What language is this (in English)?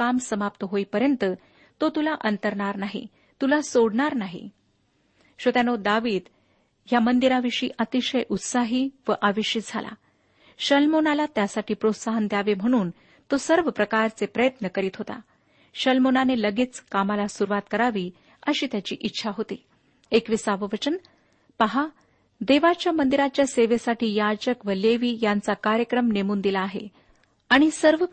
Marathi